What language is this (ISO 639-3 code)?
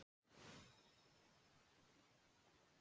isl